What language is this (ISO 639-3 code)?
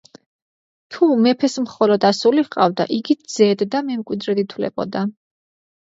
kat